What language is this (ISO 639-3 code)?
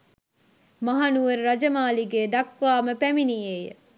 sin